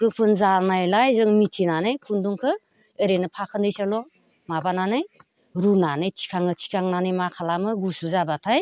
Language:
Bodo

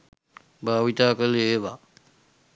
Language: Sinhala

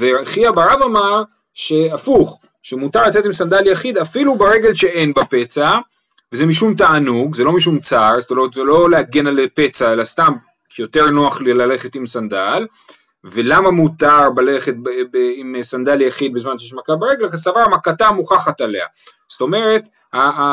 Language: Hebrew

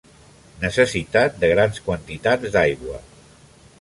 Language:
Catalan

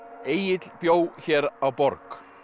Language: Icelandic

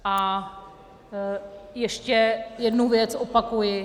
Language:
Czech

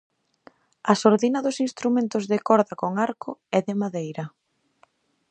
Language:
Galician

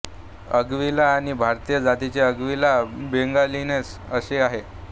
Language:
Marathi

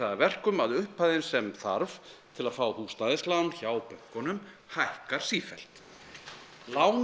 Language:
Icelandic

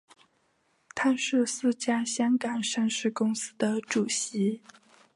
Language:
Chinese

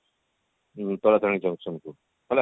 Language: Odia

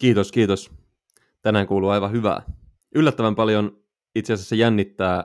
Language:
Finnish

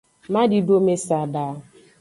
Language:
Aja (Benin)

